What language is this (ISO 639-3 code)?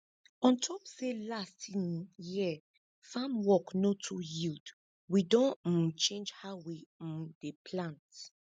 pcm